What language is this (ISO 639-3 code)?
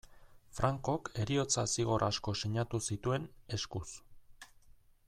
eus